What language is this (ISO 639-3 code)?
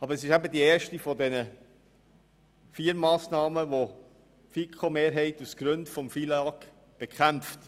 gsw